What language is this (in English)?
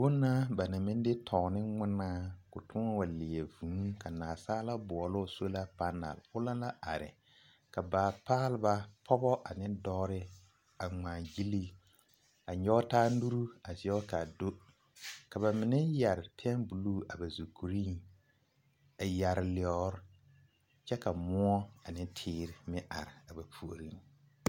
Southern Dagaare